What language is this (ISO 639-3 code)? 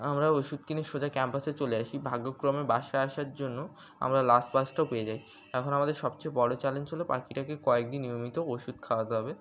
ben